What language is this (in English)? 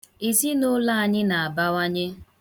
Igbo